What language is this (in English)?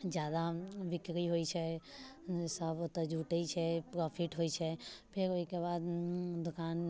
Maithili